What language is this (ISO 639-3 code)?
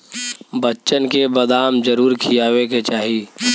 bho